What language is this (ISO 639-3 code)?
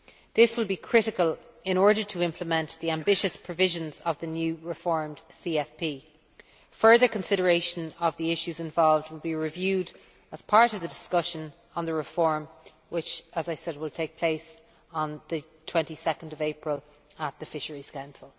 eng